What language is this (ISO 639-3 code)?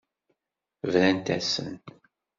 kab